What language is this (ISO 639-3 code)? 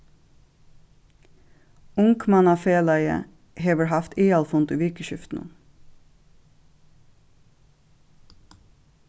fao